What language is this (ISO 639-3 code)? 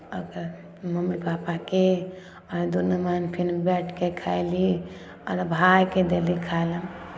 mai